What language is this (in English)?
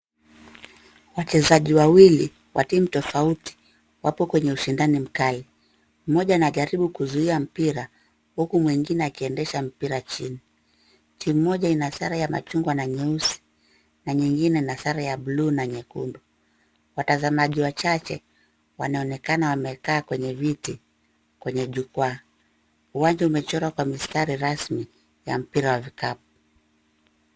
Swahili